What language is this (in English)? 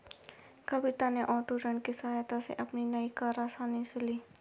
Hindi